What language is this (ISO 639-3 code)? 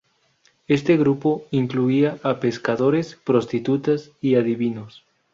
spa